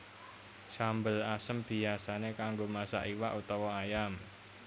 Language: Javanese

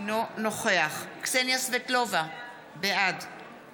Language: Hebrew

